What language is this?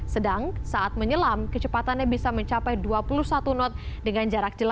Indonesian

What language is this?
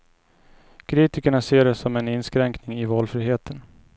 Swedish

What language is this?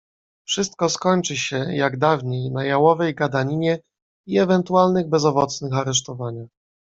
Polish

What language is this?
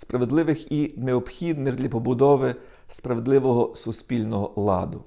Ukrainian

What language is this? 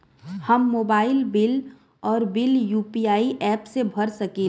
Bhojpuri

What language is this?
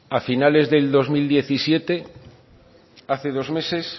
Spanish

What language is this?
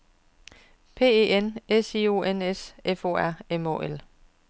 Danish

